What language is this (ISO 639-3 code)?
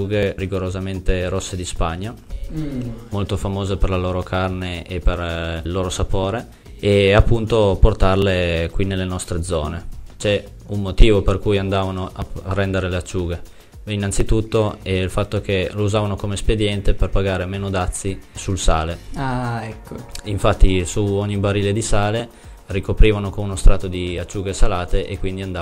ita